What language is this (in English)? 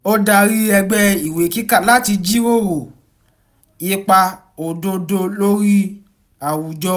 Yoruba